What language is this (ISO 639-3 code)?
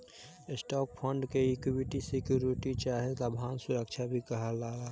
bho